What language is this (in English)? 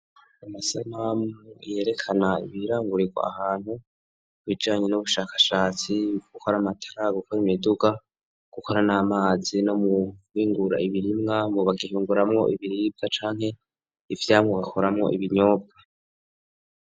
Rundi